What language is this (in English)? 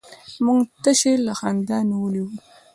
Pashto